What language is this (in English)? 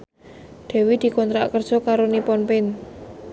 Javanese